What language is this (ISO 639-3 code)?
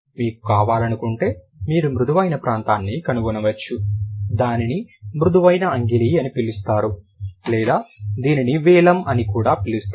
tel